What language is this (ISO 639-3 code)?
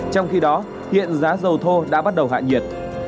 vie